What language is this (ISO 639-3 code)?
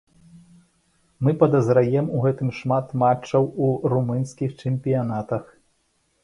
bel